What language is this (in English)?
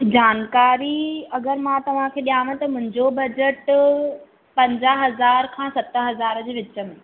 Sindhi